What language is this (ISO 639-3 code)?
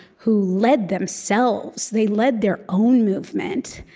eng